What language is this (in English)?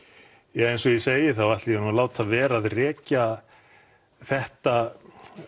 Icelandic